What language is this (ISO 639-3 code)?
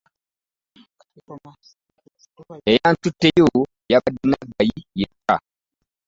lug